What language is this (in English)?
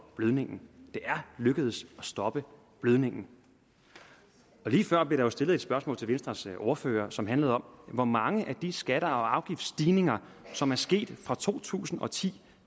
Danish